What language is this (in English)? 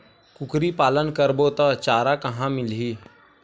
Chhattisgarhi